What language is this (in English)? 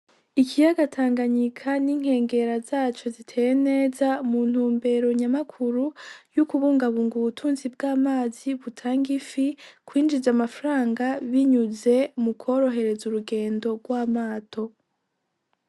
Rundi